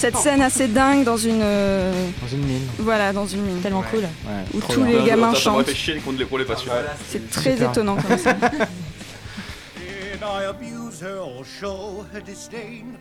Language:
French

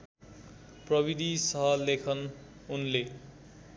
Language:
Nepali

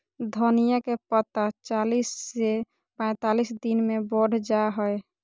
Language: Magahi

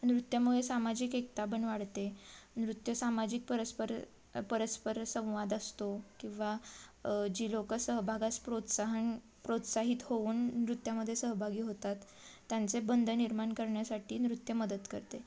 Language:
Marathi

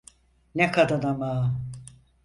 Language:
Turkish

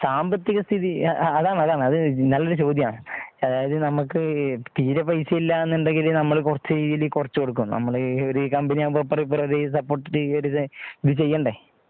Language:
Malayalam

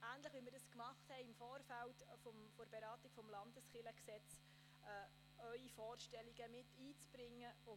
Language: Swiss German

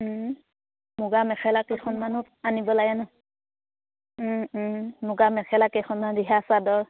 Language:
Assamese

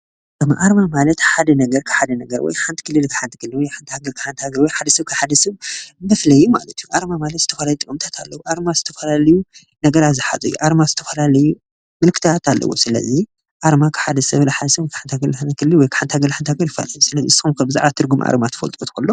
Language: Tigrinya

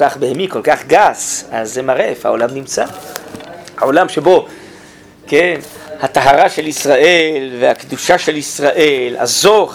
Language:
Hebrew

